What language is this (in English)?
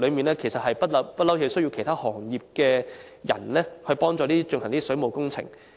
Cantonese